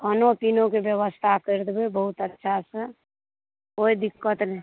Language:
Maithili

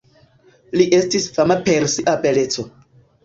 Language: Esperanto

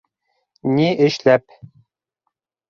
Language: Bashkir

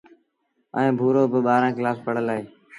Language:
Sindhi Bhil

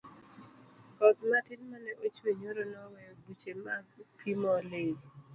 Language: Luo (Kenya and Tanzania)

